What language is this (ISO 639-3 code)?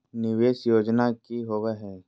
mag